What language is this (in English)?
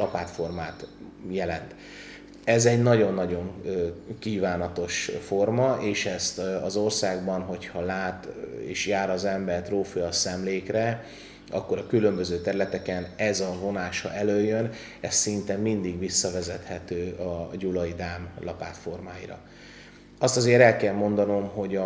Hungarian